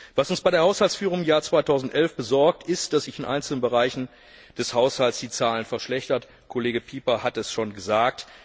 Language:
German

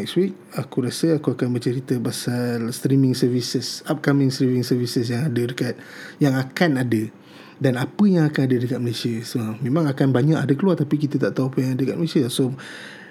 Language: Malay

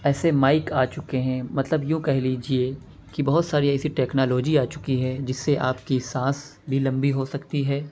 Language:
Urdu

